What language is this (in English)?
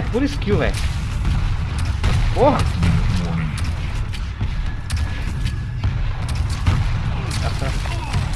Portuguese